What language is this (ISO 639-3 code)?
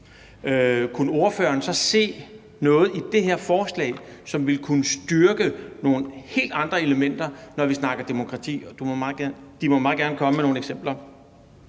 dan